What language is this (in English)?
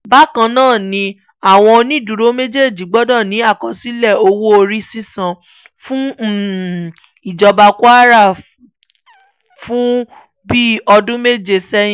Yoruba